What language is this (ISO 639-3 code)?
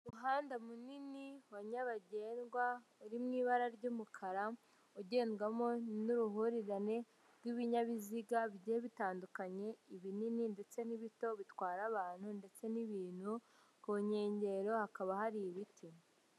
kin